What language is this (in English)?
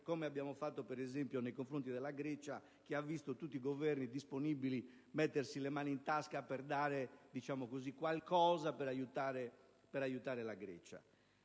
Italian